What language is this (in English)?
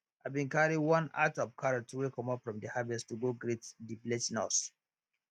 Nigerian Pidgin